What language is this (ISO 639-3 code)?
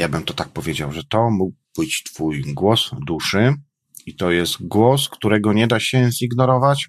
pol